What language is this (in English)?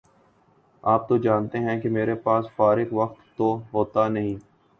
Urdu